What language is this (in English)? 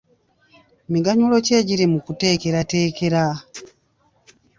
Ganda